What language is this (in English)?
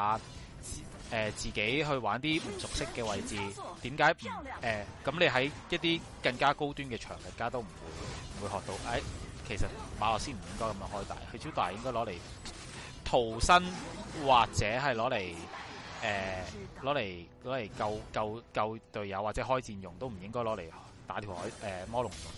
Chinese